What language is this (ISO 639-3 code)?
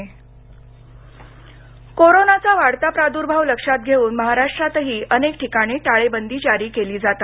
mar